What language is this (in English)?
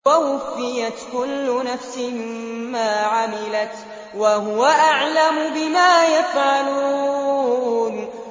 Arabic